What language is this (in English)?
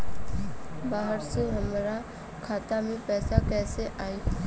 Bhojpuri